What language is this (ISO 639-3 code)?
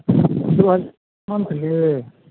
mai